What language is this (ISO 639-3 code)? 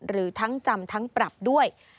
tha